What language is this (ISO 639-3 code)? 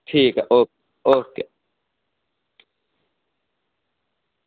doi